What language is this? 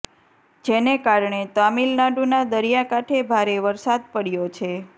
Gujarati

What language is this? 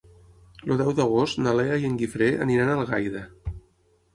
Catalan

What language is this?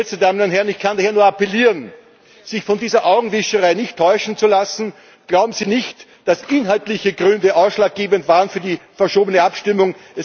German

